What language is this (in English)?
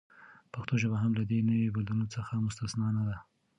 Pashto